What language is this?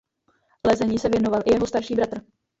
Czech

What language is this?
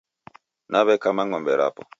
Taita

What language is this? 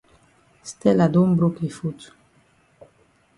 Cameroon Pidgin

